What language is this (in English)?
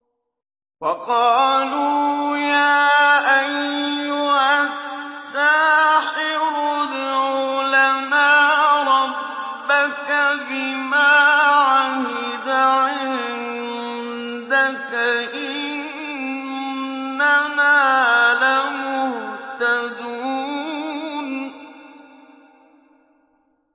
Arabic